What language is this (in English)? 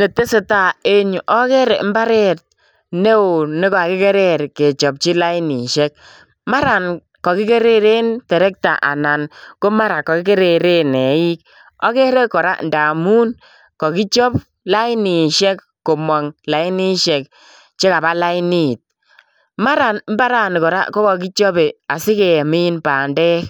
Kalenjin